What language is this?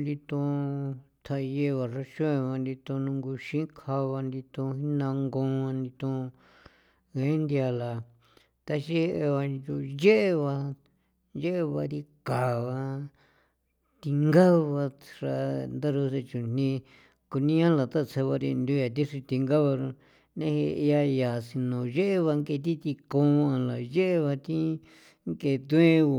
San Felipe Otlaltepec Popoloca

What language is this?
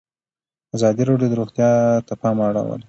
Pashto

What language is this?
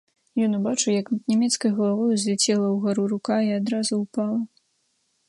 Belarusian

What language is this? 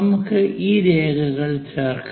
Malayalam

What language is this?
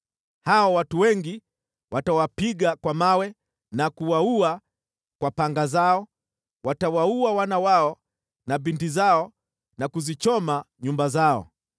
Swahili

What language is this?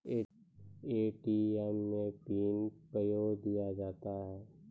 Maithili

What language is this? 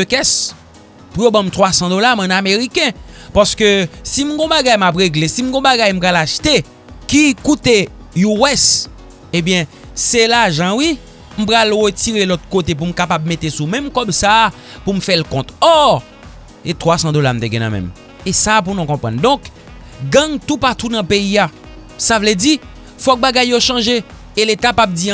French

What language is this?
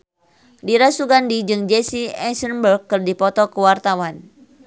Sundanese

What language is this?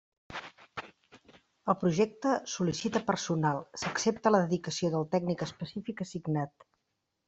Catalan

